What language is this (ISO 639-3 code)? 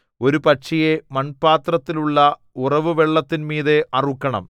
mal